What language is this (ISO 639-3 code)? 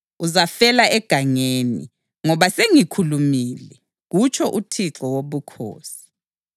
nde